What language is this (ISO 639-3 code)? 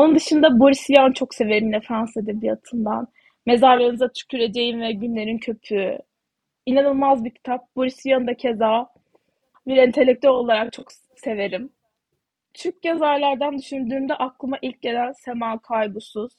tur